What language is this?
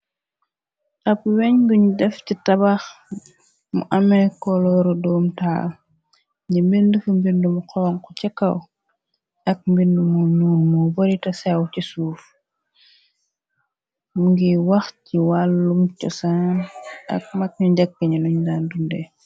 Wolof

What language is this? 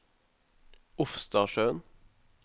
Norwegian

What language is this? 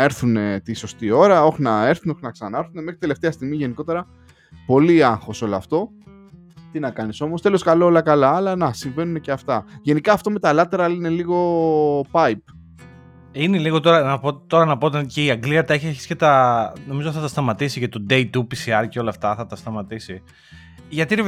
Greek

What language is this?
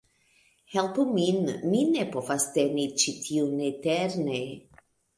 Esperanto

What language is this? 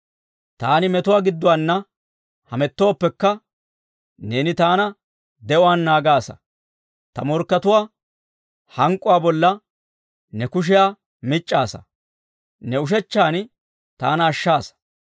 Dawro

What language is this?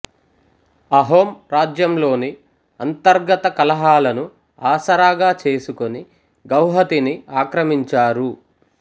Telugu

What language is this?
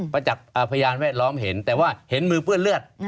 Thai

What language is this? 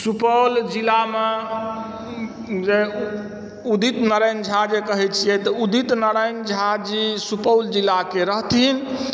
Maithili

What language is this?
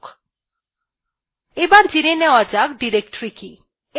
Bangla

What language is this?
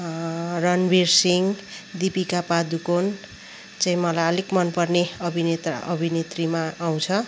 Nepali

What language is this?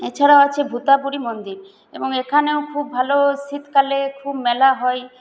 Bangla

